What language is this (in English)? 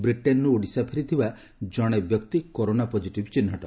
Odia